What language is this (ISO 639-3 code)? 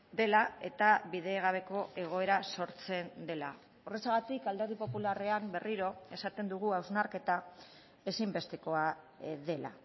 eus